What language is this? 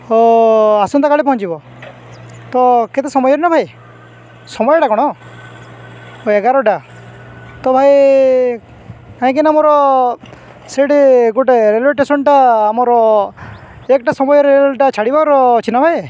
Odia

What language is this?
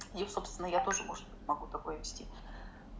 Russian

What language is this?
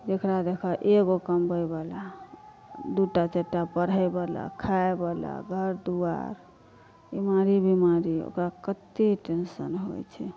Maithili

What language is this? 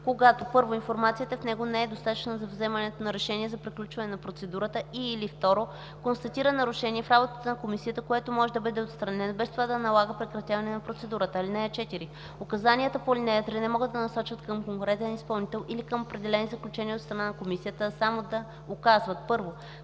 Bulgarian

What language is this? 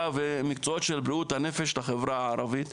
Hebrew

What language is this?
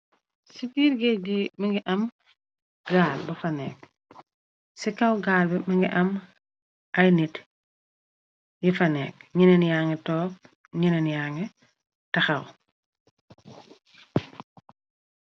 Wolof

